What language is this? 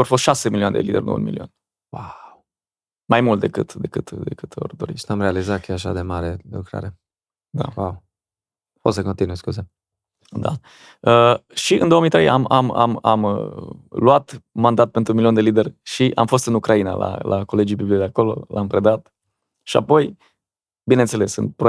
Romanian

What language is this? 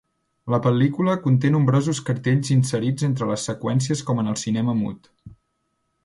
Catalan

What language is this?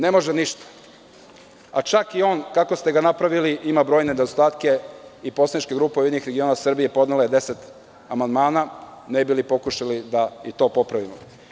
Serbian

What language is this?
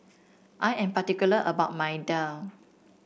English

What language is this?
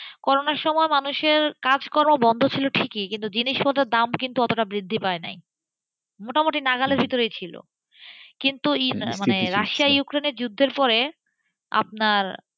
Bangla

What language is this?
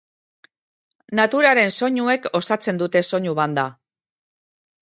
Basque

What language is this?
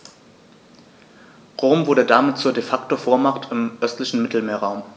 German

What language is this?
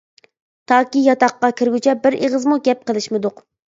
Uyghur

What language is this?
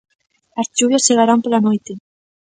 Galician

